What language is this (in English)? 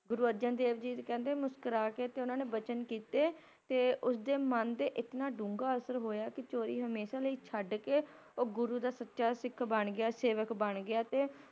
Punjabi